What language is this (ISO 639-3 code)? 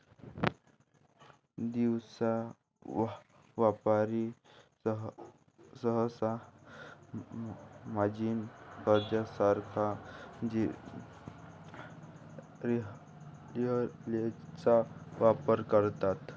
mar